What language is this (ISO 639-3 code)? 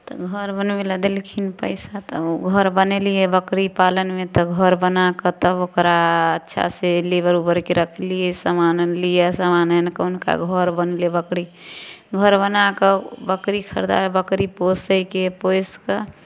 mai